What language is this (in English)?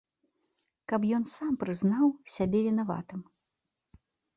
Belarusian